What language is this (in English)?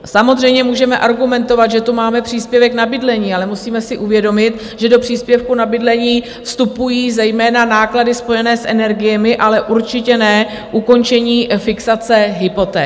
Czech